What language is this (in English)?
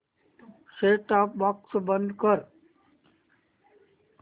Marathi